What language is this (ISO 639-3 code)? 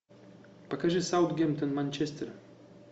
rus